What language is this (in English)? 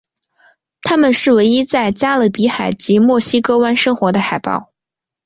Chinese